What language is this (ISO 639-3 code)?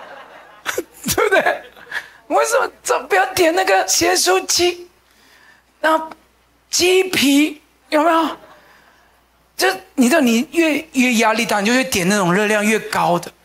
zho